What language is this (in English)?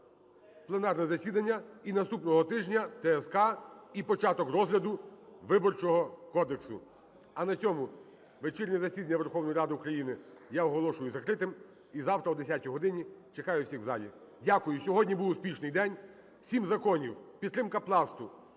Ukrainian